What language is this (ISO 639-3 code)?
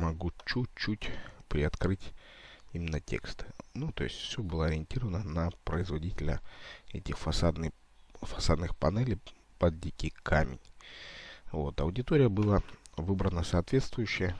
rus